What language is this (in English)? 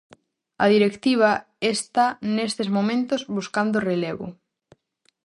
Galician